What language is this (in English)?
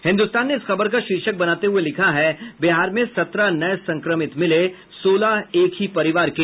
Hindi